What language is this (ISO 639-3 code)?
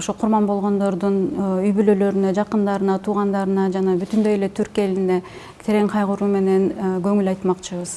tur